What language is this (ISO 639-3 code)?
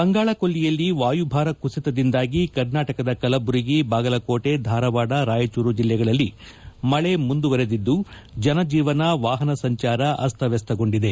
kan